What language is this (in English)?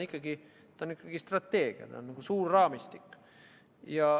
Estonian